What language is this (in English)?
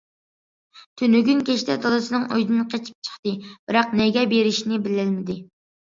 Uyghur